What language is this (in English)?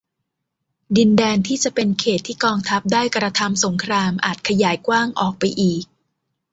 Thai